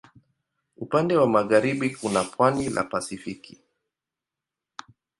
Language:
Swahili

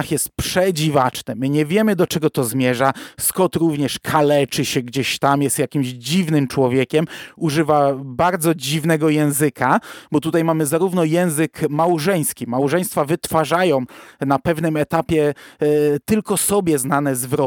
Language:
Polish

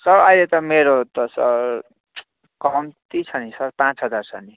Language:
Nepali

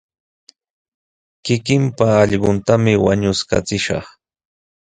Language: Sihuas Ancash Quechua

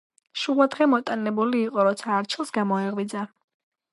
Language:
Georgian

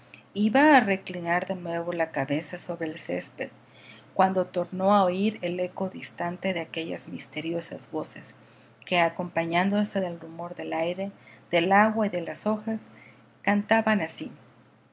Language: Spanish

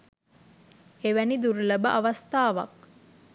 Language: Sinhala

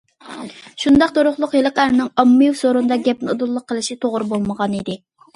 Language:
Uyghur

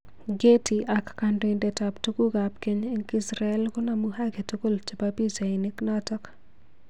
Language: Kalenjin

